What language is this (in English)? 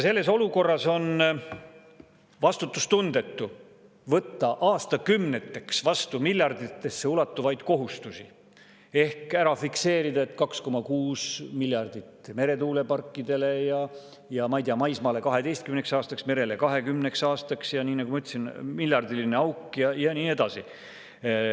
Estonian